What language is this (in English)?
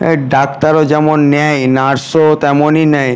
Bangla